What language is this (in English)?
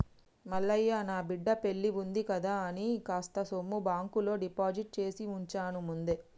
Telugu